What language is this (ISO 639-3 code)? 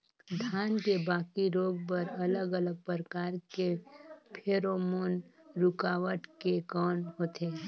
hne